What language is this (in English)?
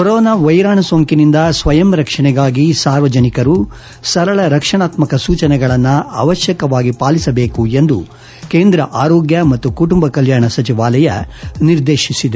Kannada